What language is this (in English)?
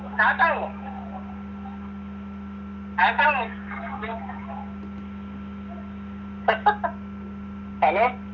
Malayalam